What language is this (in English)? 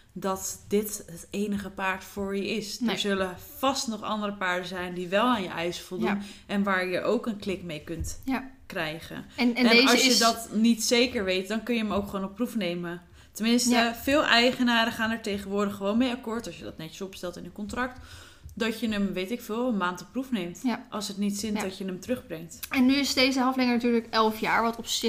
Dutch